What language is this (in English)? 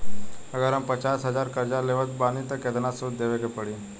Bhojpuri